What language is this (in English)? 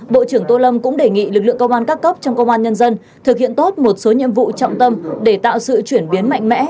Vietnamese